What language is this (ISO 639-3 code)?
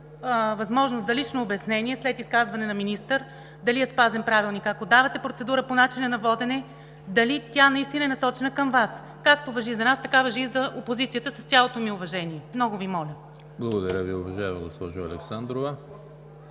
bul